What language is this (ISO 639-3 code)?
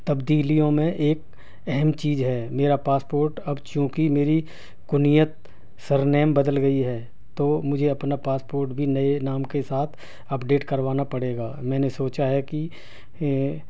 urd